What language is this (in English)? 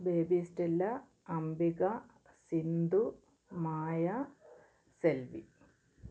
Malayalam